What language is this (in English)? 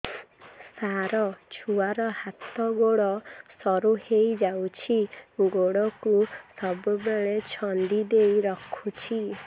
Odia